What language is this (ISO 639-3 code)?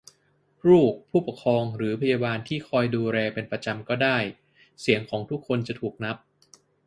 tha